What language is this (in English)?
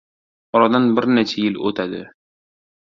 Uzbek